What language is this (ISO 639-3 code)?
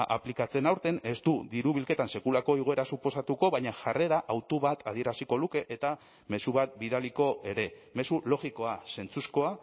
eus